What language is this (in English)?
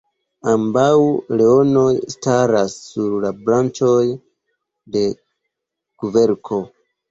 Esperanto